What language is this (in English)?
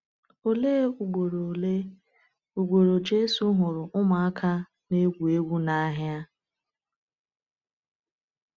Igbo